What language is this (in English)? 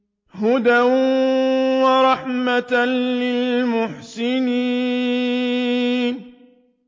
Arabic